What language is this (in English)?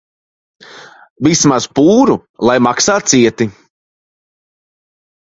Latvian